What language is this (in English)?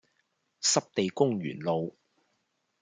Cantonese